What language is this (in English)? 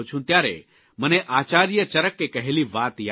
Gujarati